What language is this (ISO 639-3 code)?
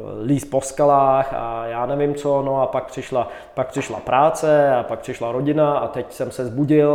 ces